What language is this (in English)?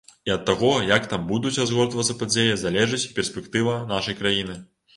Belarusian